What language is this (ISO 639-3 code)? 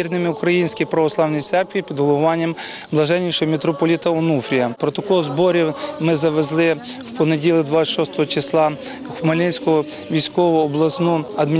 ukr